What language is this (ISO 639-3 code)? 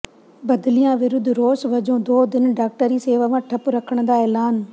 pan